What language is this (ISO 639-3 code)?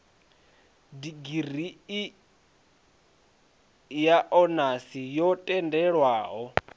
ven